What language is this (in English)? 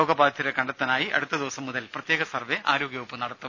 Malayalam